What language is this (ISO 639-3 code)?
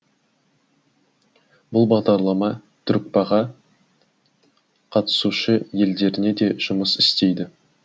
kaz